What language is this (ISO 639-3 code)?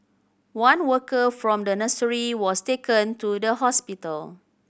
eng